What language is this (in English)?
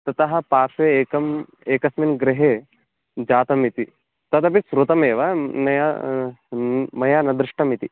Sanskrit